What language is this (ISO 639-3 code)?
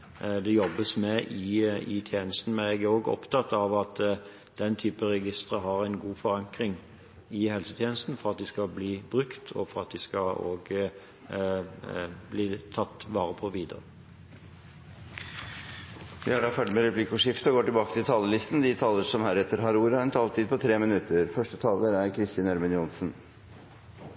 nob